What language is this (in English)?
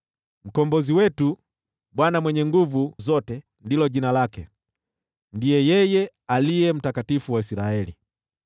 Swahili